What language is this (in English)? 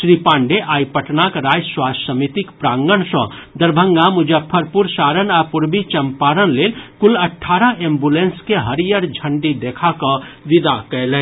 Maithili